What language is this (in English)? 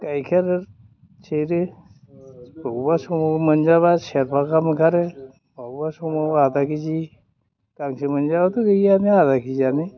Bodo